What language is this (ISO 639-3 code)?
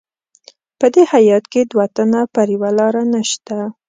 pus